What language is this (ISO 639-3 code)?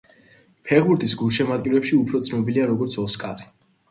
kat